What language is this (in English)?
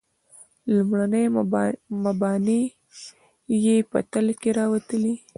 Pashto